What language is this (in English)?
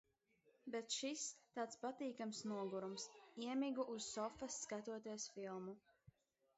Latvian